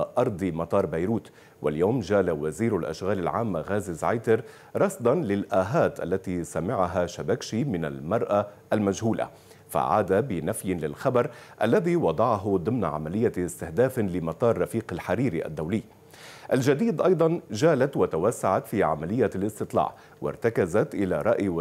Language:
Arabic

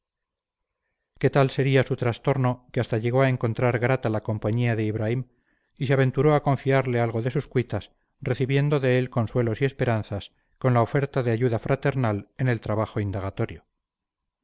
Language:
Spanish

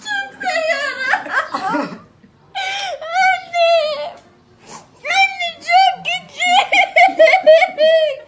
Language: Turkish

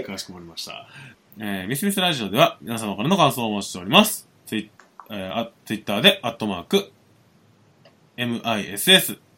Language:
Japanese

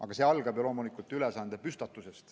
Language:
Estonian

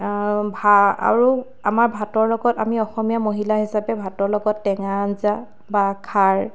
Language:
Assamese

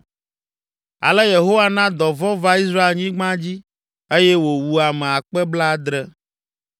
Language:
Ewe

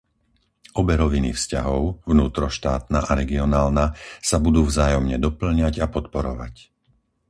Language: Slovak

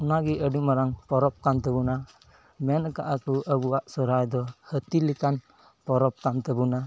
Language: Santali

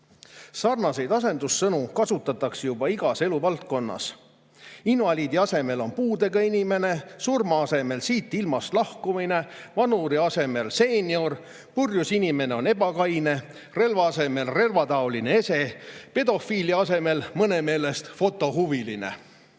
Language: Estonian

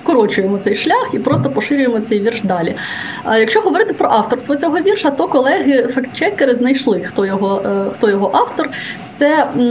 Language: Ukrainian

